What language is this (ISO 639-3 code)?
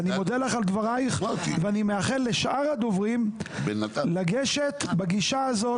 heb